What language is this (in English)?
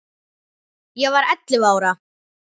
Icelandic